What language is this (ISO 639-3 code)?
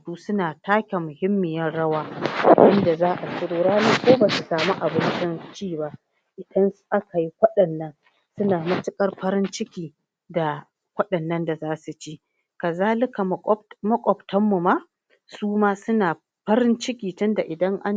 hau